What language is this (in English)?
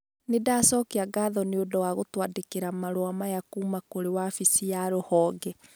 Kikuyu